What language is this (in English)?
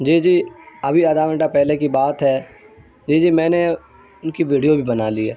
Urdu